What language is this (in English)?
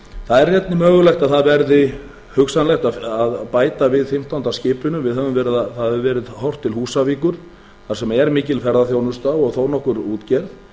Icelandic